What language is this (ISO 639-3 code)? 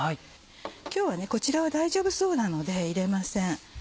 jpn